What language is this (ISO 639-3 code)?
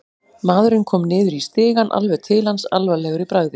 isl